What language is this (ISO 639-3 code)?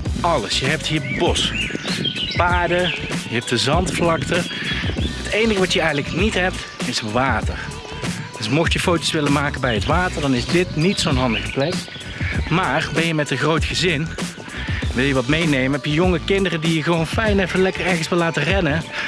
nld